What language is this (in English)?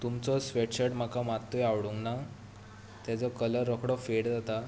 Konkani